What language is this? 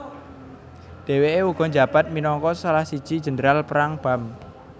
Javanese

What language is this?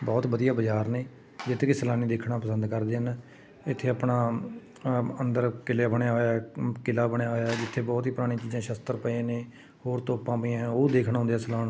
Punjabi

